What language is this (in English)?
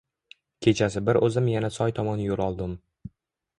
Uzbek